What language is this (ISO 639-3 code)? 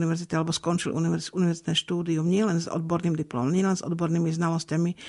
slk